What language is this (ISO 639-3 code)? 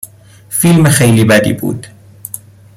fas